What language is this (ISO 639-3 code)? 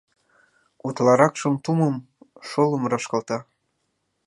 chm